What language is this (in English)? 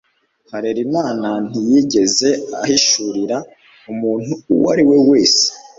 Kinyarwanda